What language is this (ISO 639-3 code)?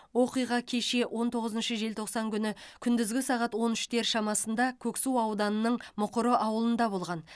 kaz